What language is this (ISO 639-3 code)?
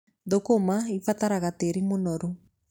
kik